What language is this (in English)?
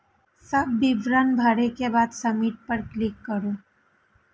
Maithili